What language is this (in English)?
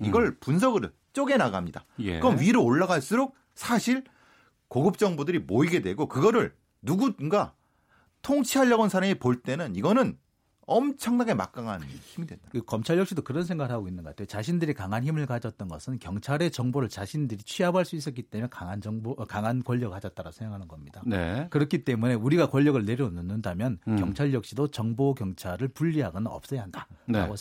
Korean